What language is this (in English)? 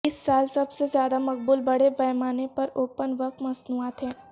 Urdu